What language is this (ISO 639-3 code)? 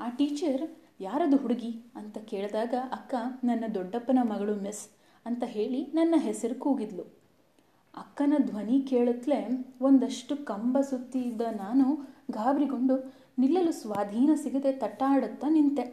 kan